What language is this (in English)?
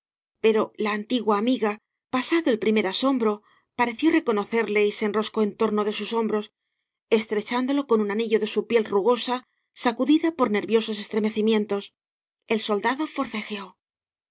Spanish